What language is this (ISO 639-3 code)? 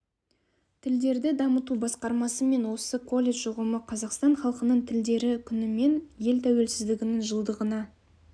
kaz